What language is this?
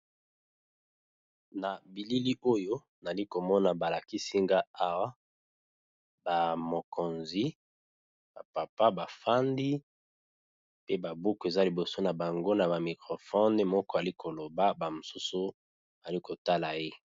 Lingala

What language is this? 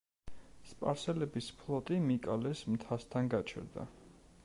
Georgian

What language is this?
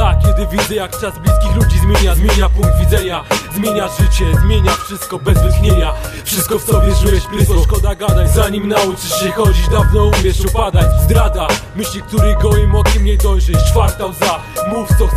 Polish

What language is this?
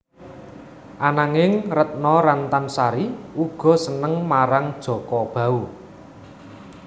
Javanese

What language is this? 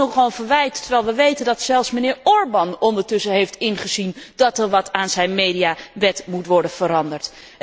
Dutch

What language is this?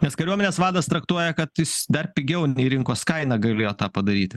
Lithuanian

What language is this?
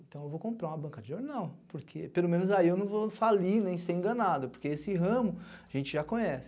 Portuguese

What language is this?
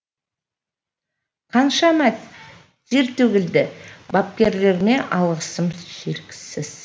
Kazakh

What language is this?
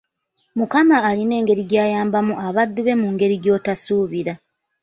Ganda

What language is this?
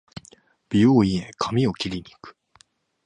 Japanese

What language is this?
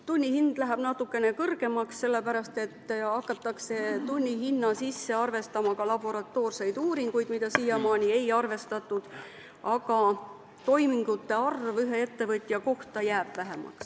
Estonian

